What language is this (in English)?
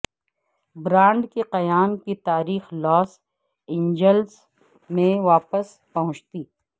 Urdu